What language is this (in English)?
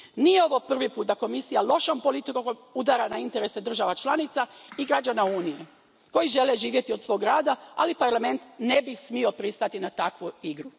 Croatian